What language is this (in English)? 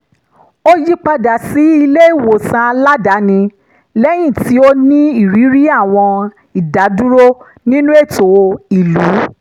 Yoruba